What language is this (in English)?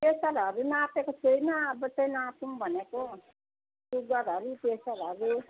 Nepali